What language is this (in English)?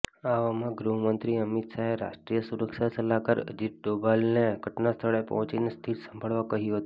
Gujarati